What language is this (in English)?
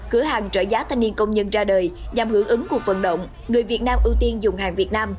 Vietnamese